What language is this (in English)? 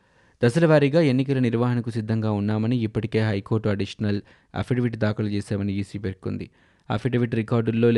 Telugu